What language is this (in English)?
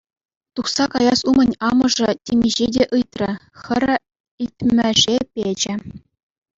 Chuvash